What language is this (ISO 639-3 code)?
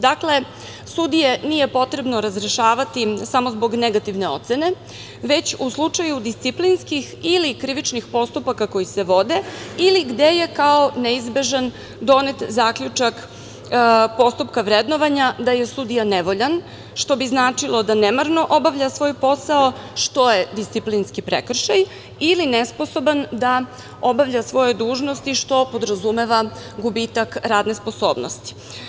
srp